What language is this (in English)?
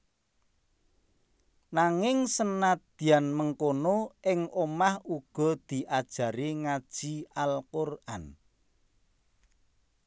Javanese